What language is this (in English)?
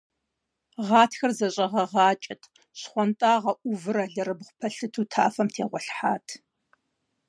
Kabardian